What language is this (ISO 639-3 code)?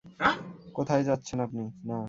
ben